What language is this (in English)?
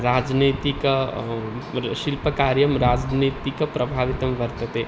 Sanskrit